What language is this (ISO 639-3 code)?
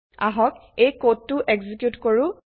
asm